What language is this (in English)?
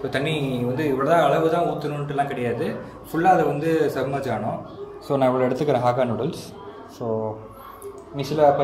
Indonesian